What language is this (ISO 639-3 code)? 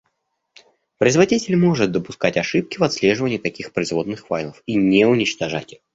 rus